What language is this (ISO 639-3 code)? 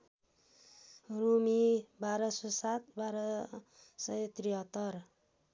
nep